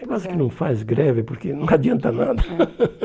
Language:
Portuguese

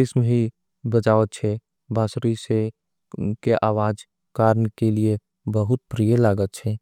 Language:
Angika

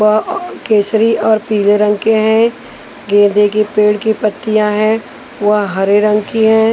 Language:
Hindi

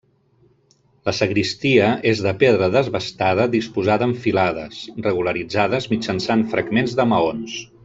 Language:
Catalan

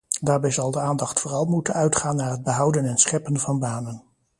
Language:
Dutch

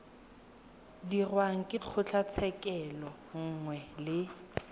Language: Tswana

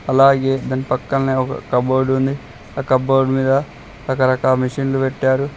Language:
Telugu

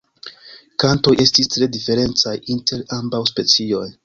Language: Esperanto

